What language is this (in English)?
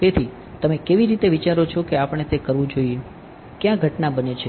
Gujarati